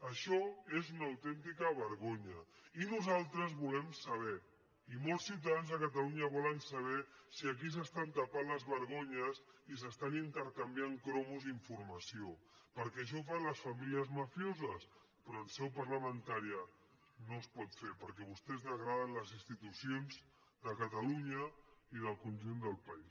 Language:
Catalan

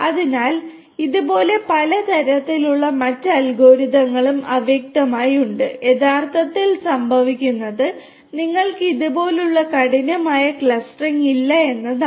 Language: Malayalam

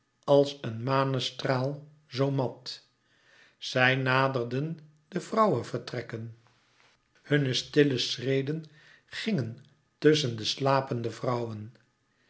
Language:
Dutch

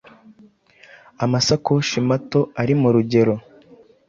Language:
Kinyarwanda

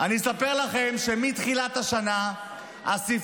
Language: Hebrew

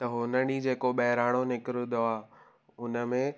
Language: Sindhi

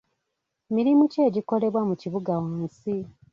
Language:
Ganda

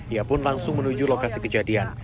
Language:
Indonesian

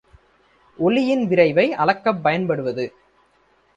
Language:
Tamil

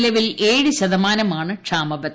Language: Malayalam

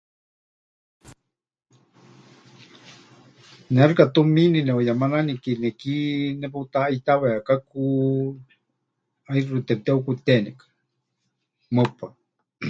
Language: Huichol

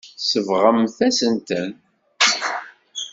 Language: Kabyle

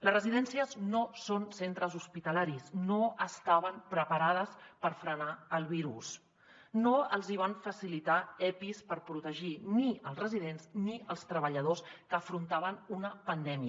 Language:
Catalan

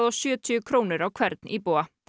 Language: Icelandic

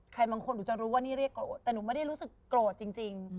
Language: Thai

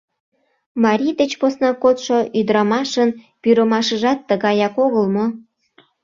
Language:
Mari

